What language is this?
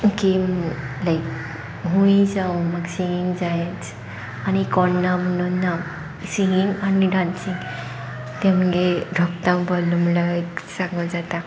Konkani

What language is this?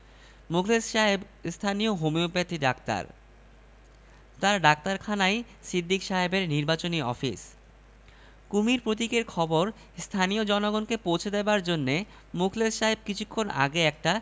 Bangla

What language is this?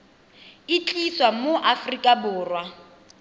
Tswana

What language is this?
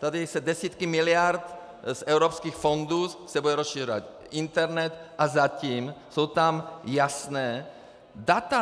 Czech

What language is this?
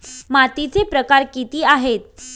Marathi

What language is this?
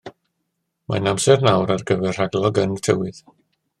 Welsh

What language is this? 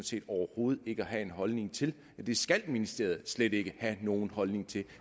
Danish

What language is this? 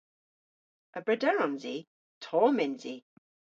Cornish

